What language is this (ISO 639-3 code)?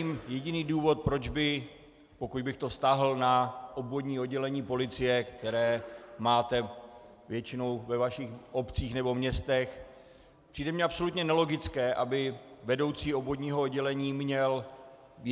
ces